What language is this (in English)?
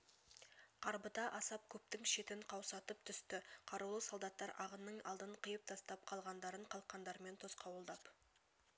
Kazakh